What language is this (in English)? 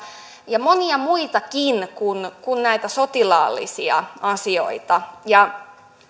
Finnish